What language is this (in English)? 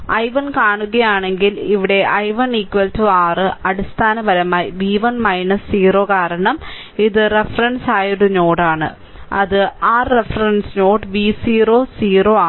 Malayalam